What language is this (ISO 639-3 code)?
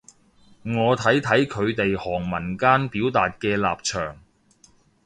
yue